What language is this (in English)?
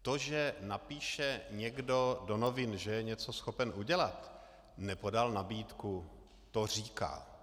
Czech